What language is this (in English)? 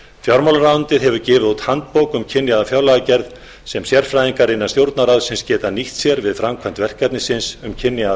Icelandic